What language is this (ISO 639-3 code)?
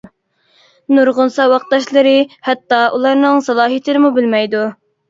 uig